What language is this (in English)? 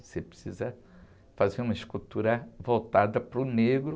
Portuguese